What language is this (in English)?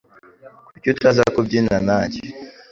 Kinyarwanda